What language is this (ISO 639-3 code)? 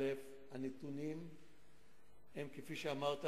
heb